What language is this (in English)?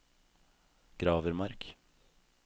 Norwegian